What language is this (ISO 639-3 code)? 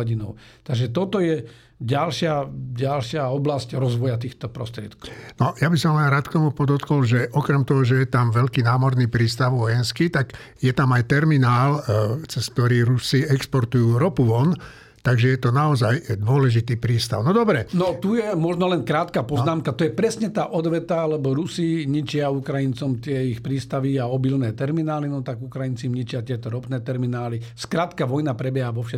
slk